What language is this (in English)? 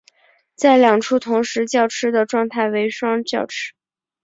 Chinese